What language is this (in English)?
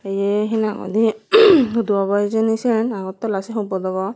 Chakma